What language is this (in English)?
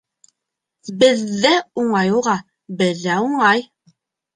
Bashkir